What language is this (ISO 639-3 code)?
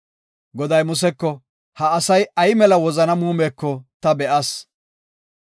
gof